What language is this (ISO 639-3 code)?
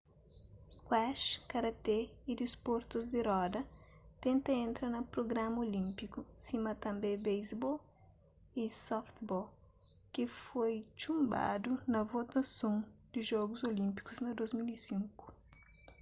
kea